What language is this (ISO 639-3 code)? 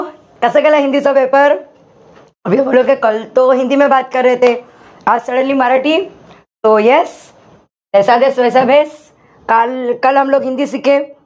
mar